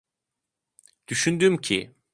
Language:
Turkish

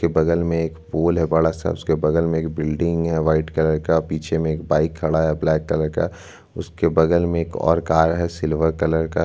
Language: Hindi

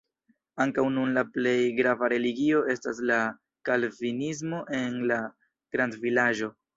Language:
Esperanto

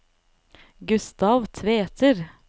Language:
Norwegian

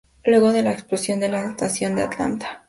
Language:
Spanish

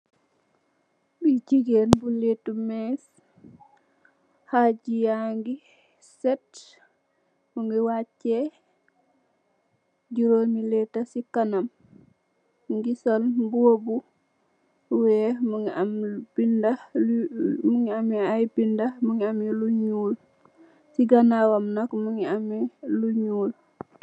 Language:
Wolof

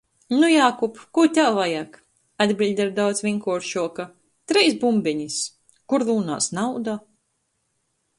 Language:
Latgalian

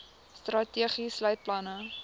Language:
Afrikaans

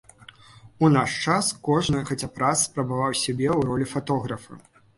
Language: Belarusian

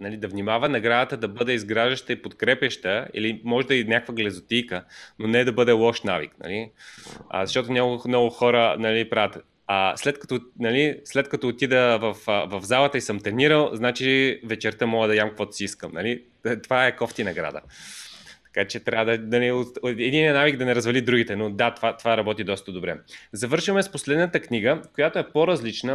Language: Bulgarian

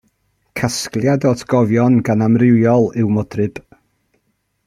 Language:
Welsh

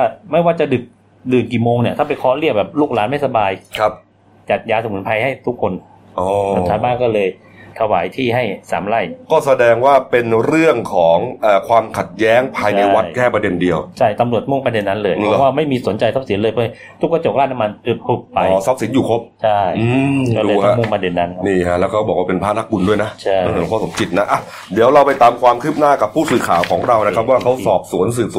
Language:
Thai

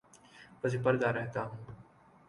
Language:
Urdu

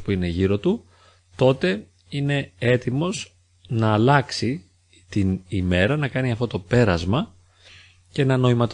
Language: Greek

